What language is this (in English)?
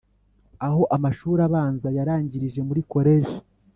Kinyarwanda